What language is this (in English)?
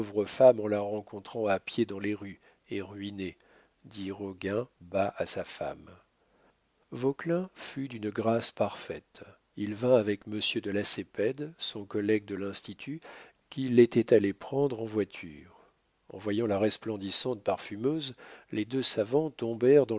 French